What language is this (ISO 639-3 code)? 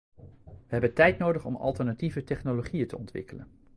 nld